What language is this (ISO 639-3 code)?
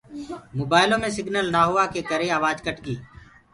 ggg